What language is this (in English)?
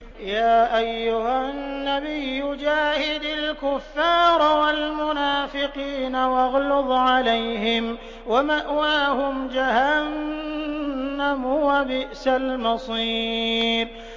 Arabic